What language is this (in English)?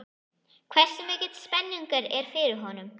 Icelandic